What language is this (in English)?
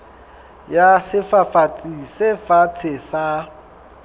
Southern Sotho